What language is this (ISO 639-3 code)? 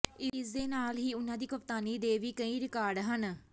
pan